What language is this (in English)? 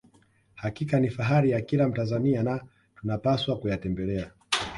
Swahili